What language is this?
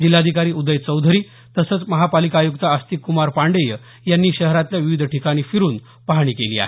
Marathi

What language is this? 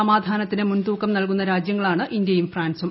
Malayalam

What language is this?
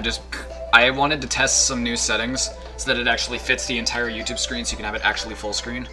English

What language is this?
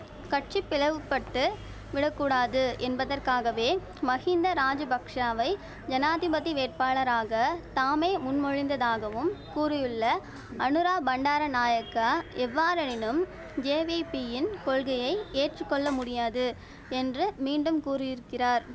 Tamil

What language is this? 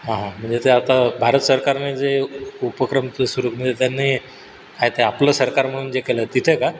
Marathi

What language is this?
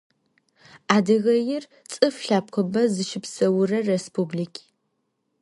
Adyghe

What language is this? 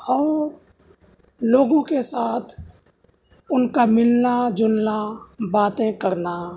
Urdu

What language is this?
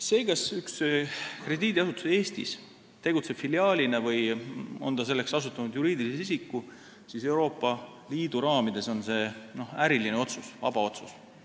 Estonian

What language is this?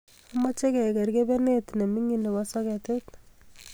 Kalenjin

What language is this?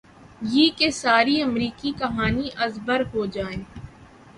Urdu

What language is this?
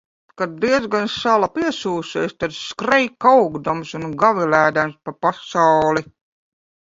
Latvian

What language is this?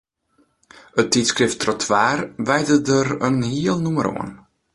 Western Frisian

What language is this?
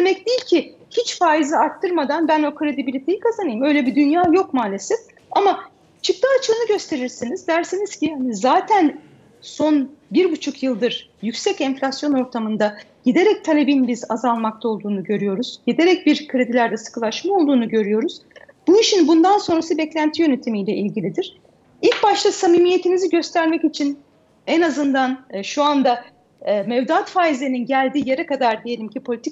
Turkish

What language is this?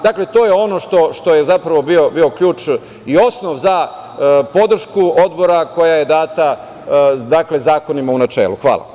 Serbian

